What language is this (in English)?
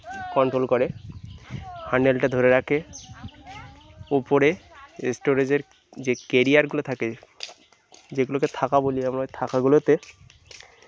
Bangla